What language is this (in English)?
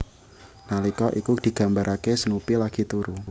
Javanese